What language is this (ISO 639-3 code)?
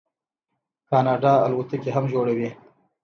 pus